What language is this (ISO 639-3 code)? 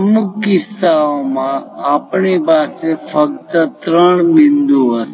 guj